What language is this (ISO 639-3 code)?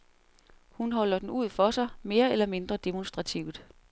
dan